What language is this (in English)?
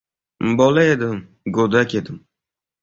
Uzbek